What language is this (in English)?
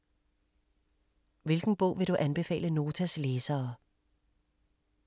Danish